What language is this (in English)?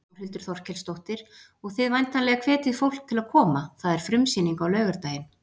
Icelandic